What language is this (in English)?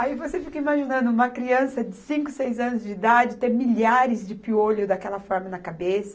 Portuguese